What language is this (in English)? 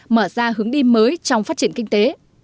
Vietnamese